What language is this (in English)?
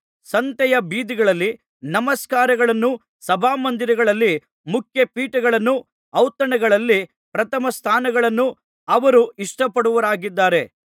Kannada